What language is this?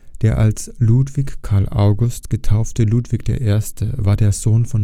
German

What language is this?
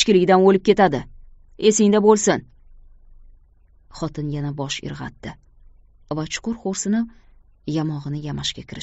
Turkish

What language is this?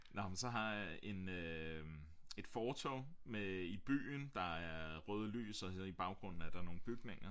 Danish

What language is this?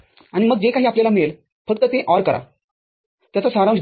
Marathi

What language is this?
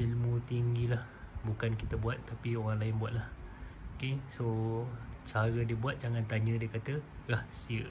Malay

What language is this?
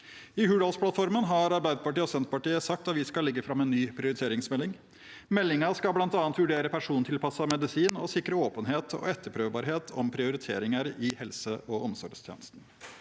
Norwegian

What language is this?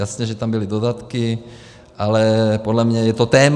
Czech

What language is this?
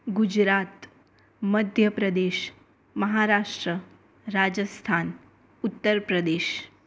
Gujarati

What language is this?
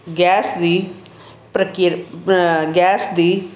Punjabi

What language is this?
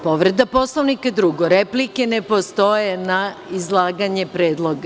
Serbian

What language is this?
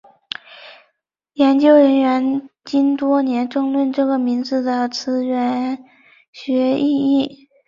Chinese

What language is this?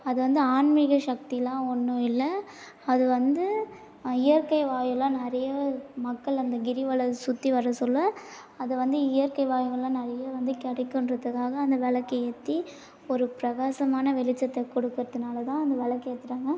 Tamil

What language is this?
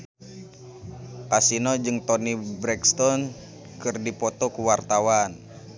Sundanese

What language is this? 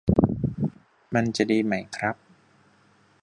Thai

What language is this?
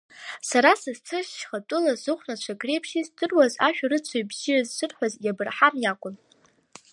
Abkhazian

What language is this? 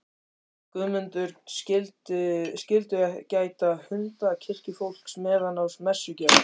Icelandic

